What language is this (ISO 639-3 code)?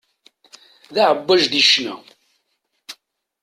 kab